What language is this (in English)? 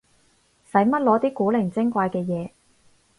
Cantonese